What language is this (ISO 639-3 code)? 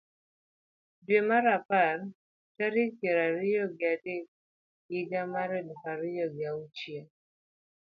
luo